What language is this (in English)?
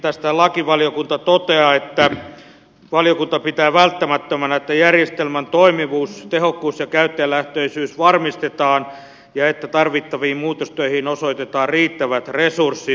Finnish